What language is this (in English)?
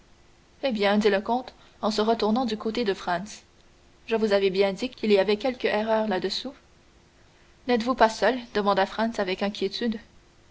French